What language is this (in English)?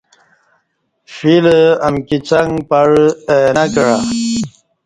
Kati